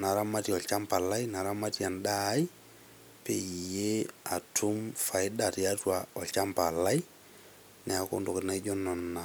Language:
Masai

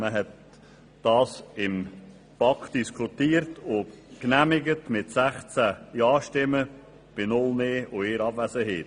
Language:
Swiss German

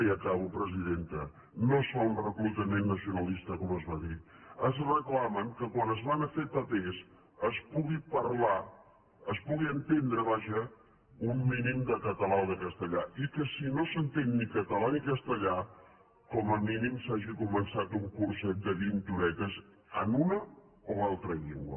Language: Catalan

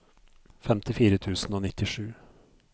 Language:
Norwegian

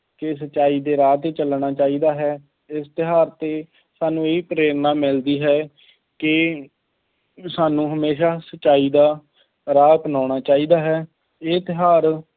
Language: Punjabi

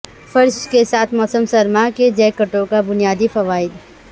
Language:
Urdu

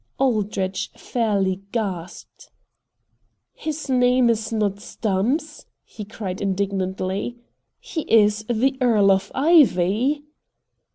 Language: English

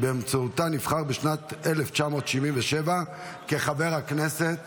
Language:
Hebrew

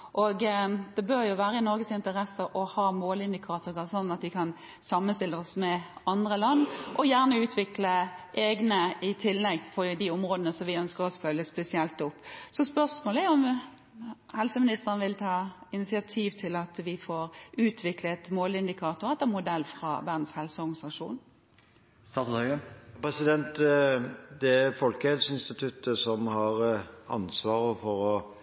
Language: Norwegian Bokmål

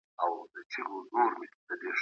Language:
Pashto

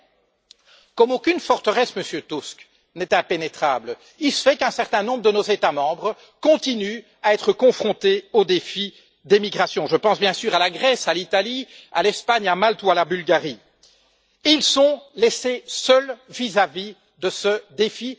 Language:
French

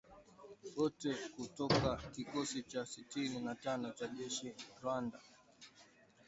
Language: Swahili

